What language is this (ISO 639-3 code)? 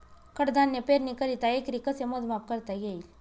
mar